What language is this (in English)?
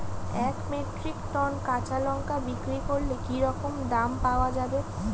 Bangla